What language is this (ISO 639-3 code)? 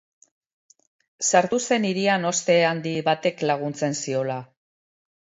eus